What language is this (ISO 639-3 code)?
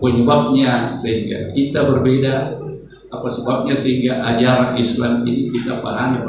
ind